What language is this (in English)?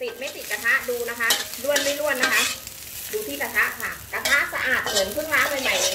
Thai